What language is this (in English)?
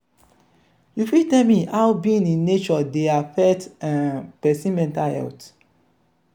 Nigerian Pidgin